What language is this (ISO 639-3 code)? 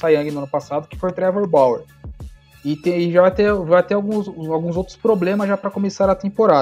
por